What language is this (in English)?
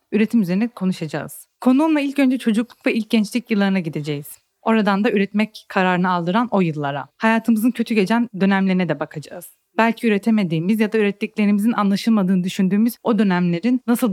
Turkish